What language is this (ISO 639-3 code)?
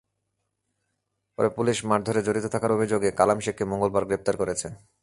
ben